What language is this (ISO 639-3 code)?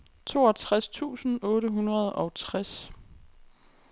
dan